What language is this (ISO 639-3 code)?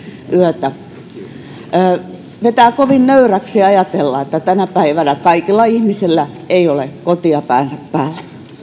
fin